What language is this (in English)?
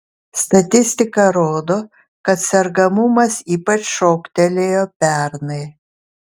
Lithuanian